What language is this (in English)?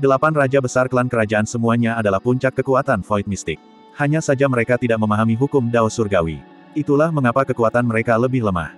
Indonesian